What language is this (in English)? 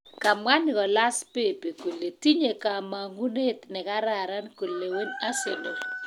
Kalenjin